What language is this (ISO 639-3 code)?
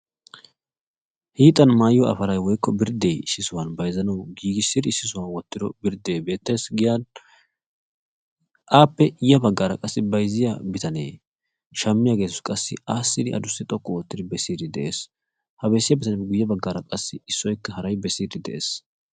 wal